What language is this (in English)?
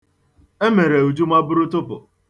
Igbo